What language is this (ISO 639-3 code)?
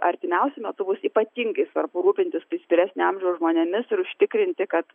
lit